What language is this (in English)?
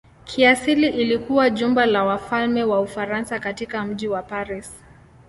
Swahili